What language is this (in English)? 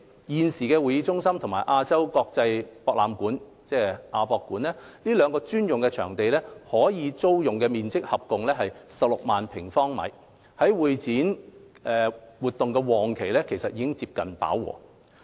Cantonese